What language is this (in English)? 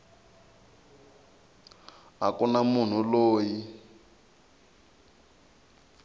Tsonga